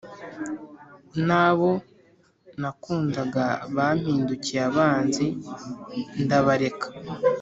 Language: Kinyarwanda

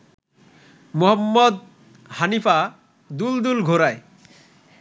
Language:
Bangla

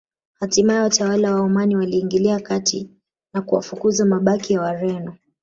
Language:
Swahili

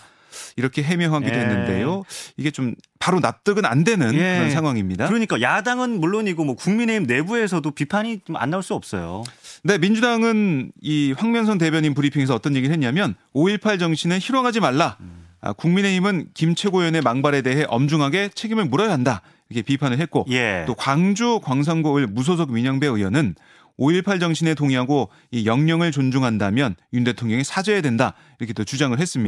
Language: Korean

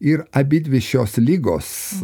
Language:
Lithuanian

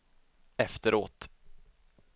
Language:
Swedish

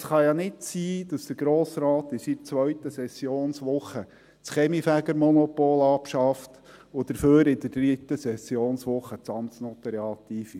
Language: Swiss German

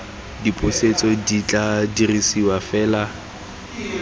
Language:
Tswana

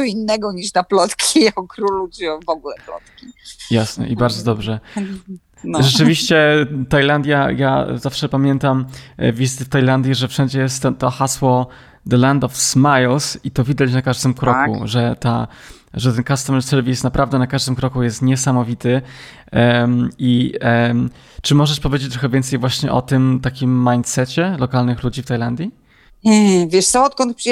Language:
Polish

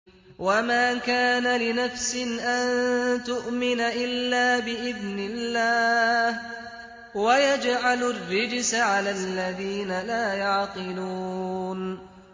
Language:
Arabic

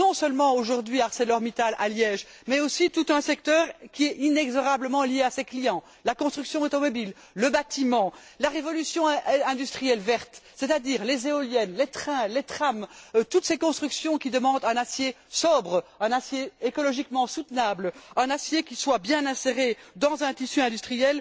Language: French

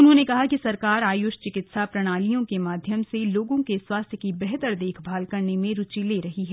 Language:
Hindi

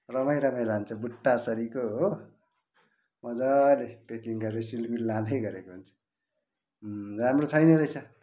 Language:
Nepali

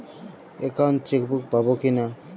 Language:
Bangla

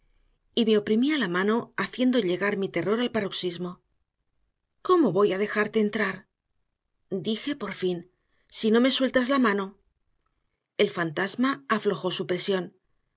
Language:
Spanish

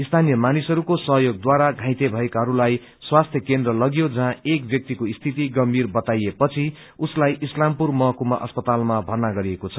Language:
Nepali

